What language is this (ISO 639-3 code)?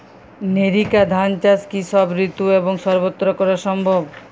ben